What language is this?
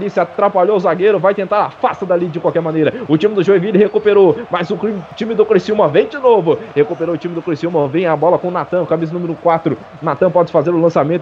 Portuguese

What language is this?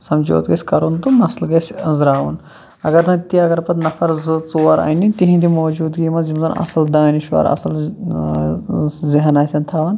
Kashmiri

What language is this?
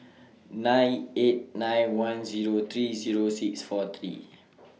English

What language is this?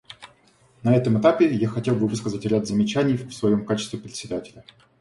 Russian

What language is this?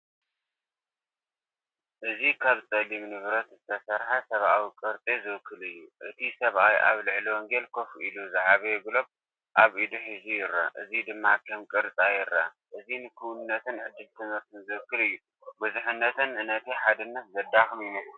Tigrinya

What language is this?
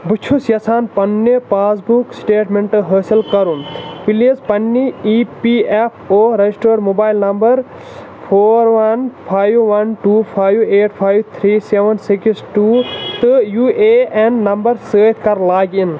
Kashmiri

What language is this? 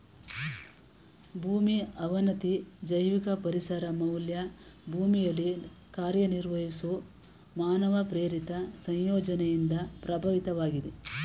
Kannada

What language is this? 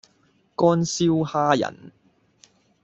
Cantonese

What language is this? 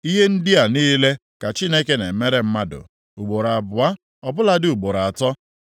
Igbo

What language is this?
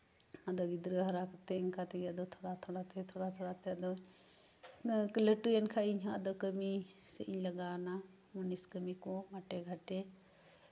Santali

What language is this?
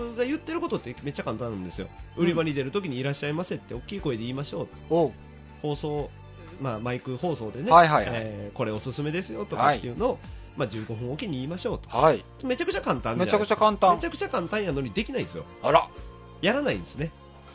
Japanese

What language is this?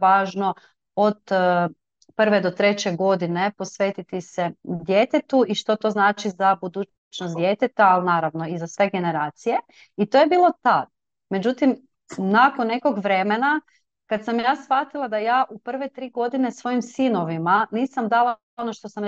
Croatian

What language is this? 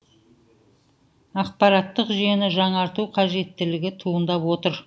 Kazakh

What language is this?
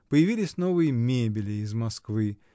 Russian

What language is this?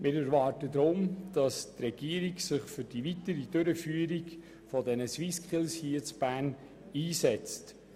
Swiss German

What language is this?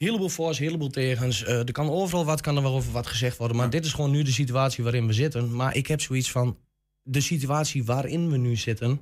Dutch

